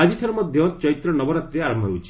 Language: Odia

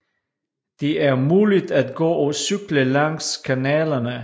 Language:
Danish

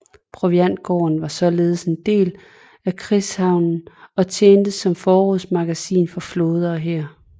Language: Danish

